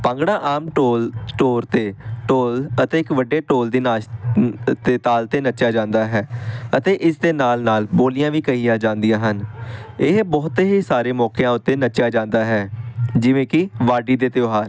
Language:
Punjabi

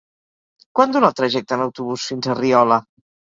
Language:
Catalan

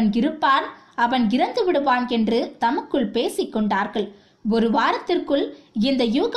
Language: Tamil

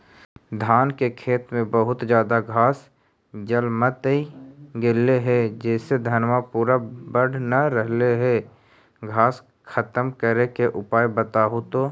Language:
Magahi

